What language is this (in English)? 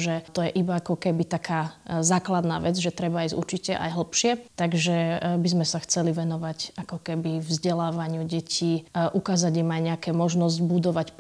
Slovak